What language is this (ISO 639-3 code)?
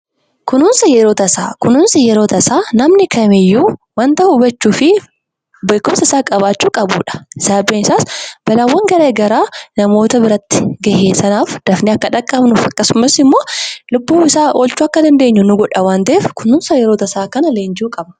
orm